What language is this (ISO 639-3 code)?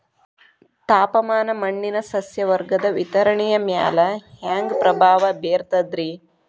kan